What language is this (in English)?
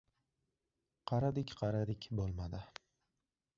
Uzbek